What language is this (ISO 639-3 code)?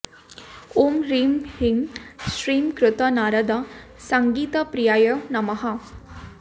san